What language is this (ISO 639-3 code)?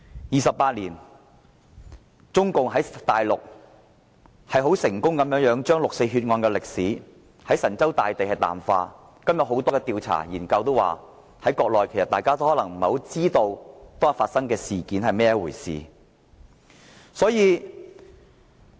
yue